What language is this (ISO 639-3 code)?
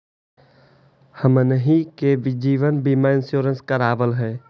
mag